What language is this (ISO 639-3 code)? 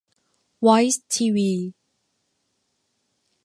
tha